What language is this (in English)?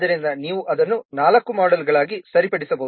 Kannada